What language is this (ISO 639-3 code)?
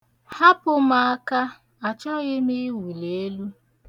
ibo